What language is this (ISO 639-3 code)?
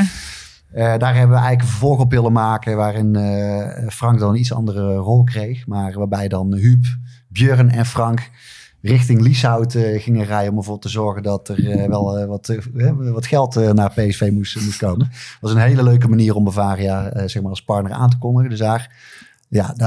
nld